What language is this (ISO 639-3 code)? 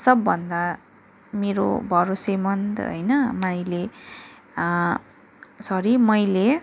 nep